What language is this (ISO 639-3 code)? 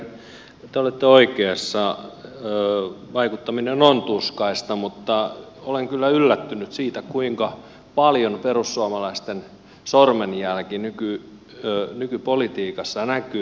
fin